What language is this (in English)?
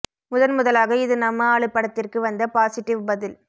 Tamil